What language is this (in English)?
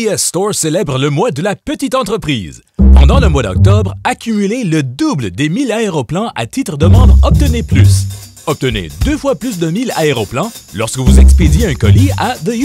French